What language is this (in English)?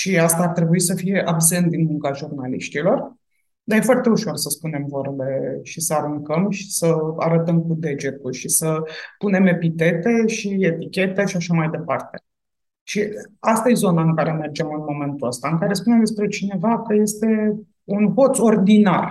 Romanian